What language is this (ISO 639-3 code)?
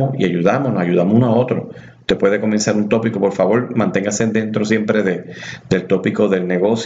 spa